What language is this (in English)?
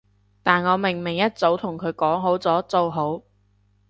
Cantonese